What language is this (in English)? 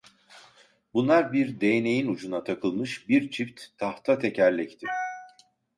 Turkish